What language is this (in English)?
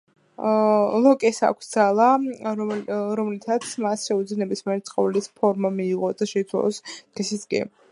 Georgian